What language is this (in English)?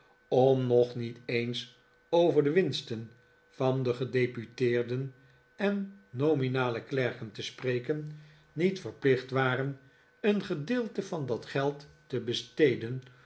Dutch